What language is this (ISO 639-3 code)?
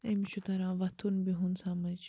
kas